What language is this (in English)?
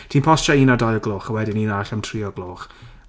Welsh